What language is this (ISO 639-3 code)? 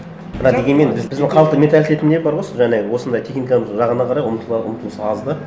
kaz